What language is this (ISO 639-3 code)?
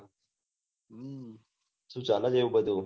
guj